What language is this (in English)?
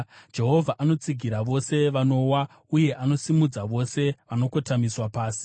Shona